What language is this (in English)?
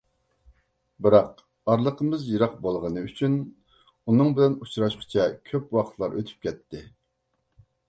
Uyghur